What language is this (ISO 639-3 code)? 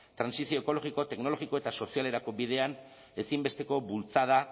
eus